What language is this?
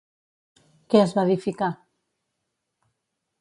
Catalan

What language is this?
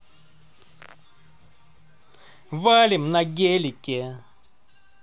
Russian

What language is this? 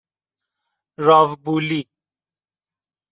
Persian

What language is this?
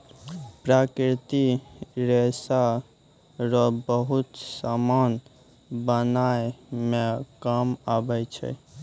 Maithili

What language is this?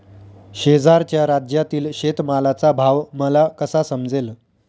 Marathi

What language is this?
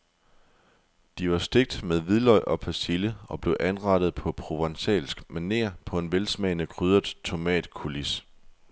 Danish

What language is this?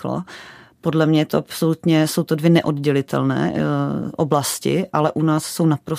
Czech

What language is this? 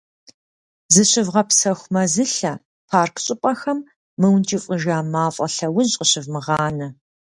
Kabardian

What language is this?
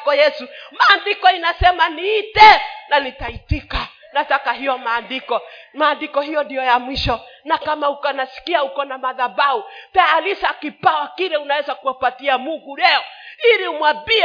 Swahili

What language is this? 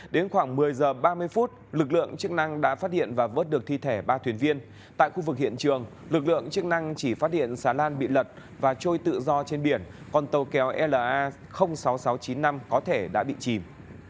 Vietnamese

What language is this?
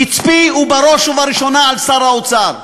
Hebrew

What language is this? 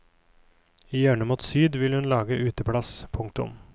Norwegian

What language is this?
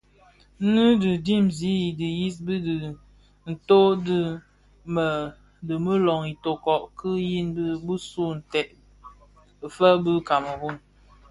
Bafia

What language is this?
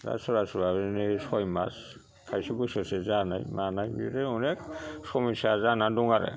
Bodo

